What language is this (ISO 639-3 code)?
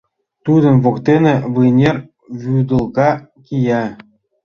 chm